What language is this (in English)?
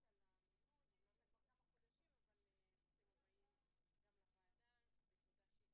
Hebrew